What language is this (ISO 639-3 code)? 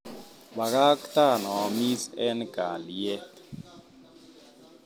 kln